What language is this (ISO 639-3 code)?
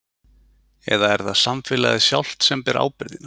isl